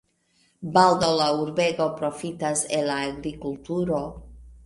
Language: Esperanto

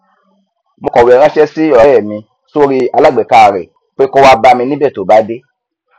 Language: Yoruba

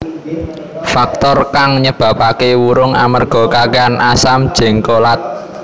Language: Javanese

